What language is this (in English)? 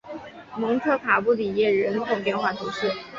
Chinese